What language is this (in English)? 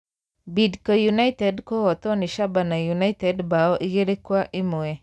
Kikuyu